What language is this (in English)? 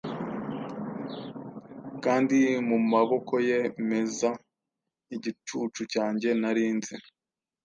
Kinyarwanda